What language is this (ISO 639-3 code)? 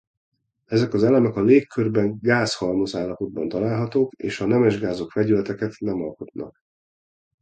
hun